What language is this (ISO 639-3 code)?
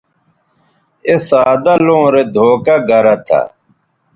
btv